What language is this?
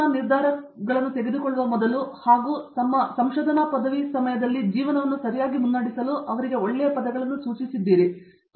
Kannada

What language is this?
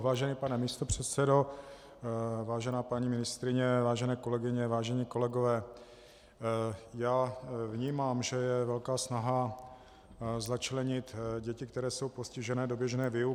Czech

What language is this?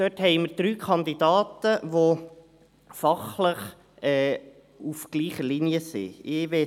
Swiss German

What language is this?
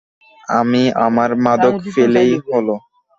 Bangla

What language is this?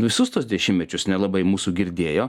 Lithuanian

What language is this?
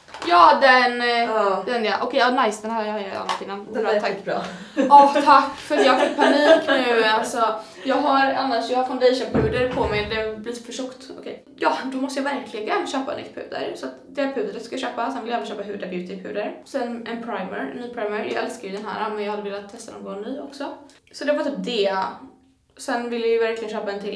Swedish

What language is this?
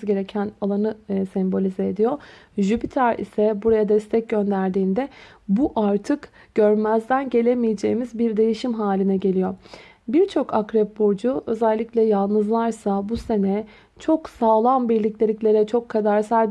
Turkish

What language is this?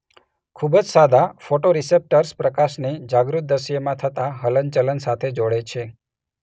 Gujarati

